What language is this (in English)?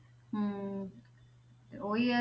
Punjabi